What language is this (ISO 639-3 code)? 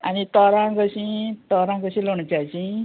kok